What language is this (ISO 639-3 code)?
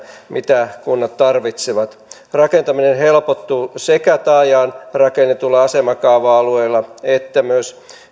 fin